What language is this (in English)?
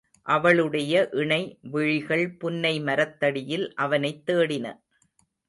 Tamil